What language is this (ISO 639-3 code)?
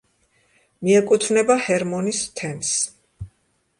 kat